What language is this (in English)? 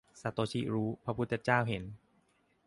Thai